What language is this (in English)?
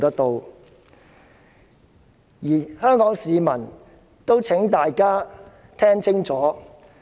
Cantonese